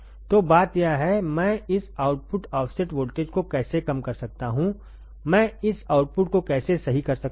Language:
Hindi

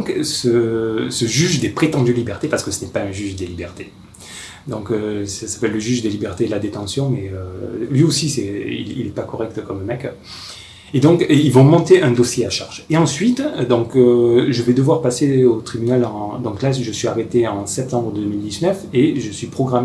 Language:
French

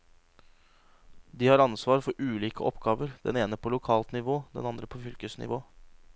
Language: Norwegian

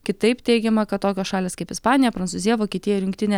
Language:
Lithuanian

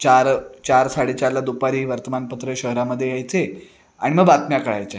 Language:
Marathi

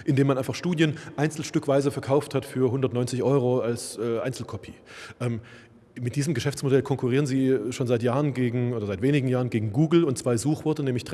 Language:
German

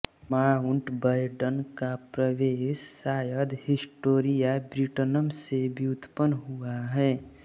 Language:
Hindi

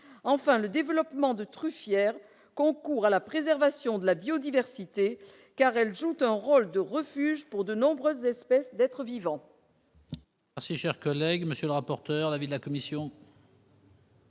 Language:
French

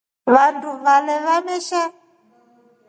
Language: Rombo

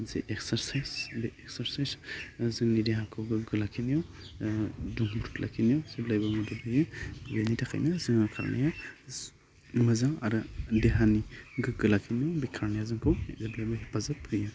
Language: Bodo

